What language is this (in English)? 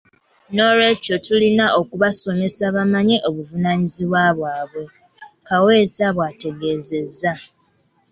Ganda